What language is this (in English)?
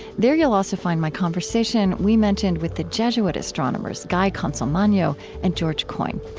English